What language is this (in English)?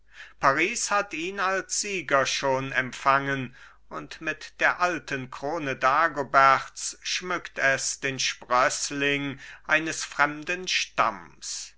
German